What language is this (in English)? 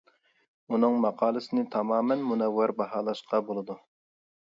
Uyghur